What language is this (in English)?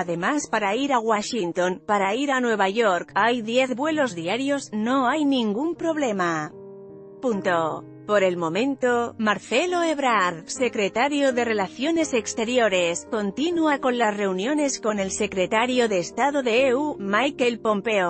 Spanish